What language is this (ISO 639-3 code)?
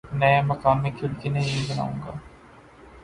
urd